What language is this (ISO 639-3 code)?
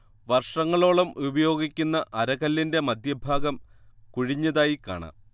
mal